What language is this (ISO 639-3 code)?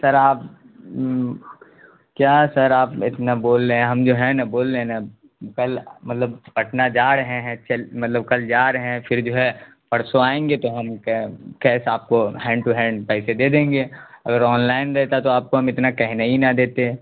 urd